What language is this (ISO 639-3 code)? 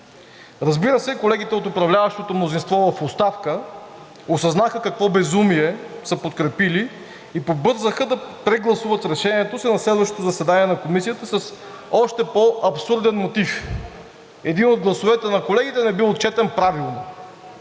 bul